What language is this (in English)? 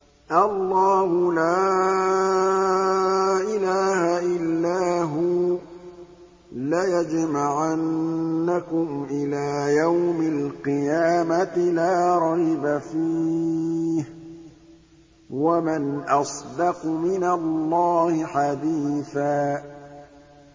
Arabic